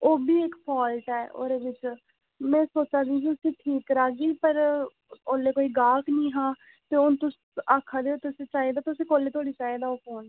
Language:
Dogri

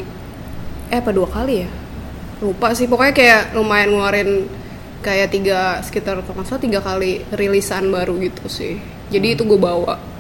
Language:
Indonesian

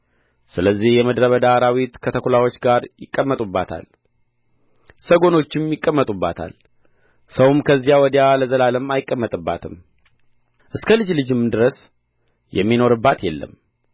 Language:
Amharic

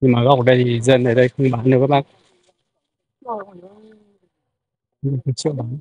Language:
Vietnamese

